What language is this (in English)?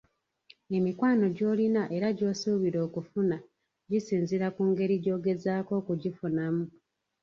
Ganda